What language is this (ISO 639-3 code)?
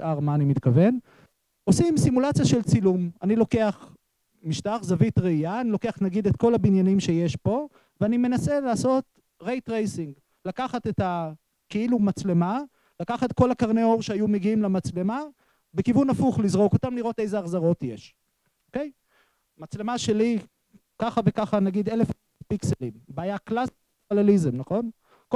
heb